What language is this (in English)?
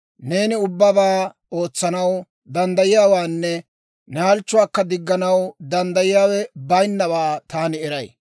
Dawro